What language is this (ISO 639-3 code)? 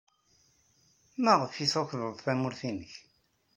kab